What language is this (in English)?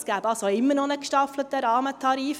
Swiss German